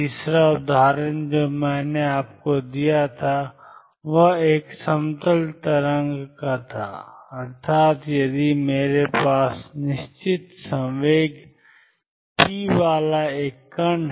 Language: Hindi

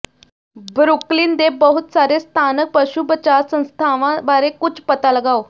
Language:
Punjabi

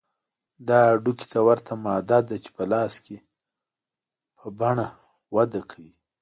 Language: Pashto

